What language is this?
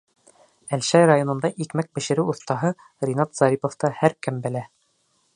Bashkir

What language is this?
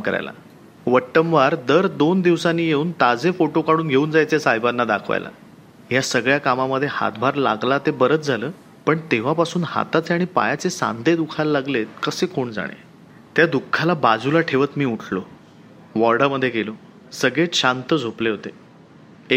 Marathi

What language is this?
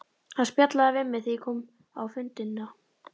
Icelandic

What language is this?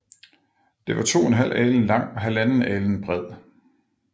Danish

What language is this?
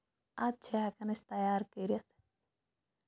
Kashmiri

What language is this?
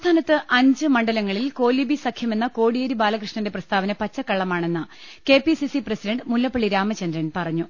Malayalam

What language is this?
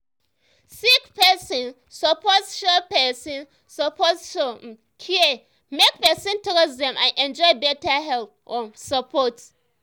Nigerian Pidgin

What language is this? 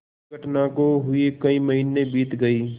Hindi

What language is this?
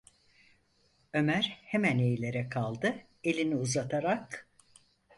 Turkish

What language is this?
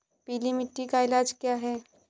Hindi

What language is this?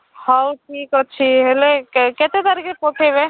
Odia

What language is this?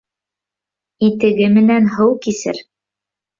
Bashkir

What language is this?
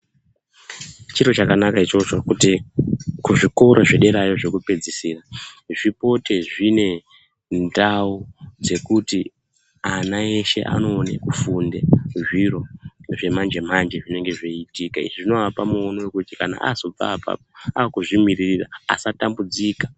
Ndau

